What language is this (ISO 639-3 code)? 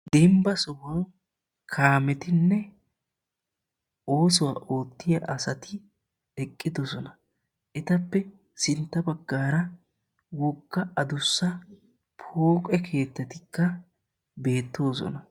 wal